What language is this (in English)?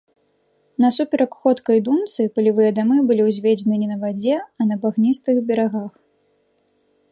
Belarusian